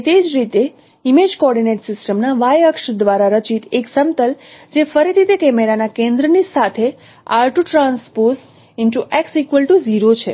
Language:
Gujarati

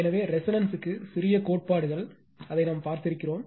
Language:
Tamil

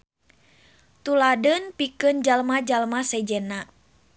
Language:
Sundanese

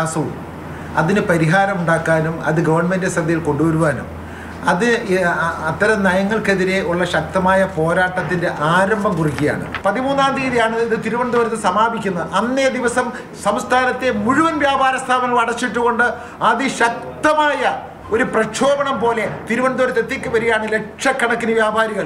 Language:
Malayalam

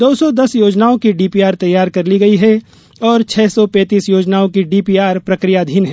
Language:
Hindi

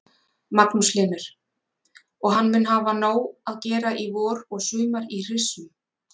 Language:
Icelandic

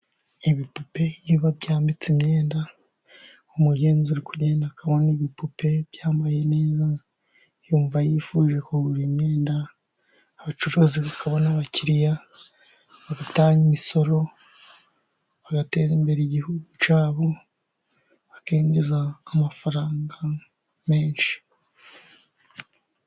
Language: Kinyarwanda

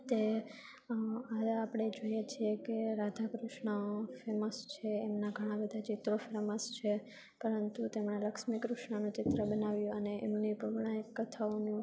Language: Gujarati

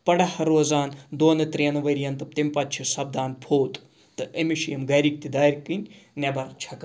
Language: Kashmiri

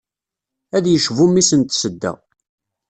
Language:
Kabyle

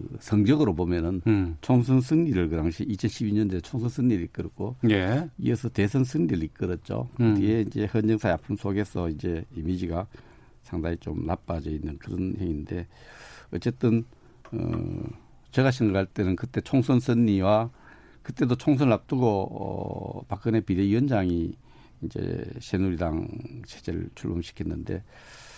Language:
Korean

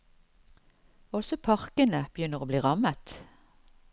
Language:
Norwegian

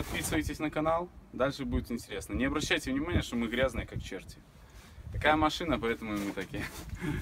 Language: Russian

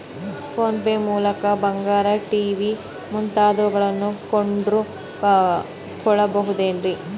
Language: Kannada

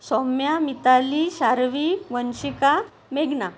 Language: Marathi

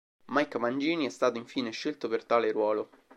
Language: Italian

